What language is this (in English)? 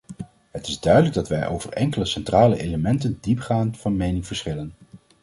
Dutch